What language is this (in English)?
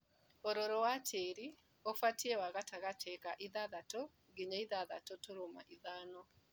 Kikuyu